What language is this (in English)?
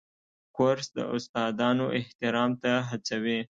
Pashto